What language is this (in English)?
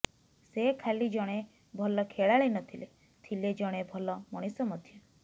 Odia